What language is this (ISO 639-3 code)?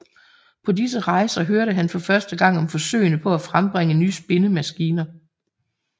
dan